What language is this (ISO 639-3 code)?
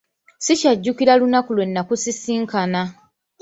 lug